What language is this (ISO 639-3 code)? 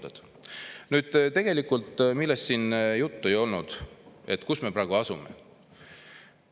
est